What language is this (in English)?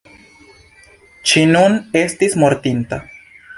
Esperanto